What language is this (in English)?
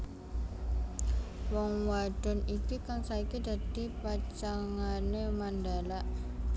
Javanese